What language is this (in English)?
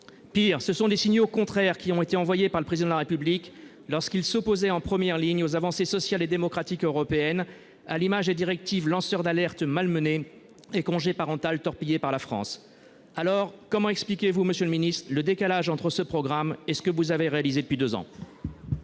French